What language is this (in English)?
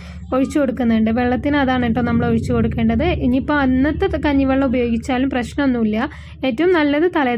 Malayalam